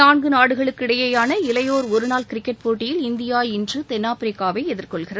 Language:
Tamil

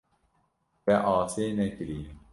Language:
Kurdish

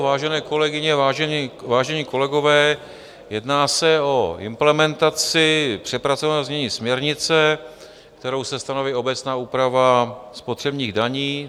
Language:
Czech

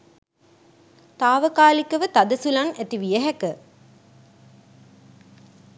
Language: Sinhala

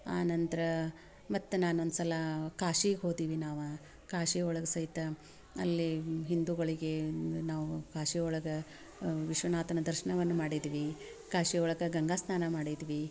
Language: Kannada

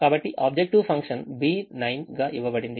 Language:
Telugu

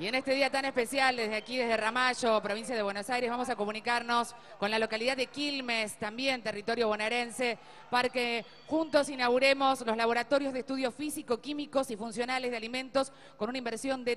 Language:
Spanish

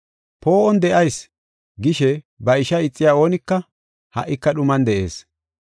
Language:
Gofa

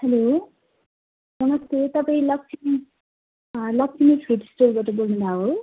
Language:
Nepali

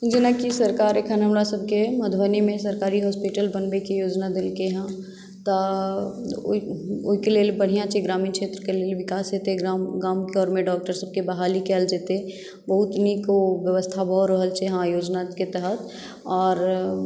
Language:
Maithili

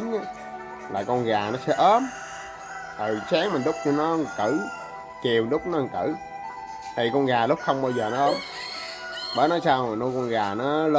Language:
Vietnamese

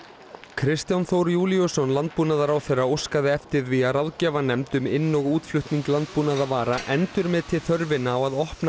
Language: Icelandic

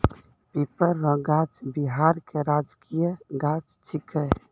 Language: Maithili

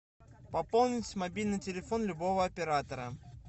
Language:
Russian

